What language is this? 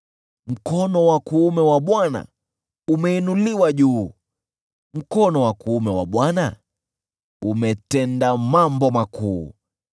Swahili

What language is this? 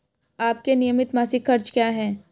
Hindi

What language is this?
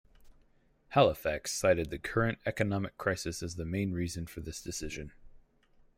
English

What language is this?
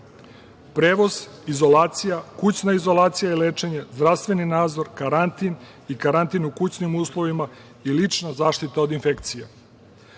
Serbian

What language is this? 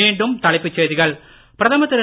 Tamil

